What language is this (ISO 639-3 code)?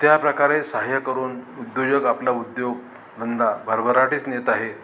mar